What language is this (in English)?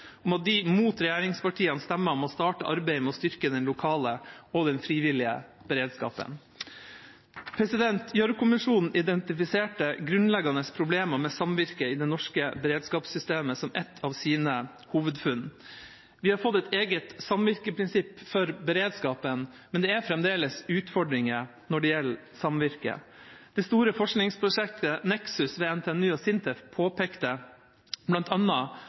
Norwegian Bokmål